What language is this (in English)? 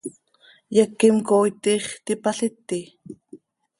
Seri